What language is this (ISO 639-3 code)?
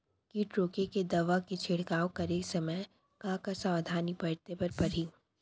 hne